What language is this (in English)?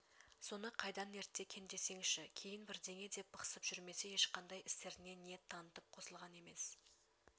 Kazakh